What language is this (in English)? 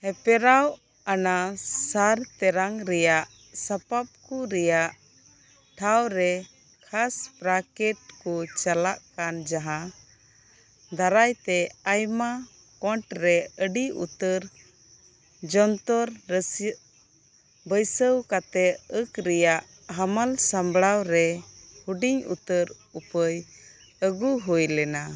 Santali